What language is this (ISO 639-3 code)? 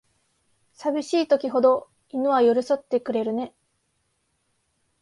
jpn